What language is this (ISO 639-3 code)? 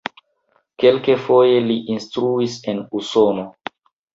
epo